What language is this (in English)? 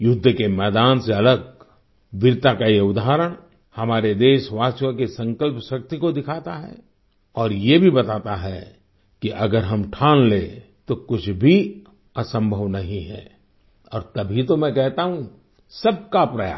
Hindi